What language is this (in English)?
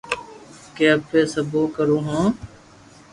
Loarki